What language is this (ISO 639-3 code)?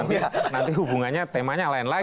ind